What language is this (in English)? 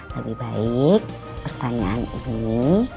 Indonesian